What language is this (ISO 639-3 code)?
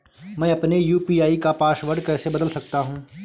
hin